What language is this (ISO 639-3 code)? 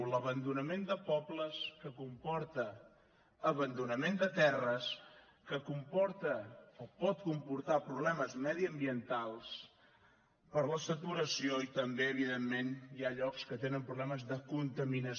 cat